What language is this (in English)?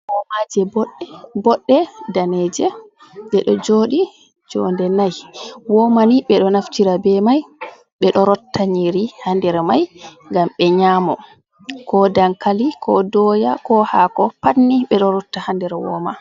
Fula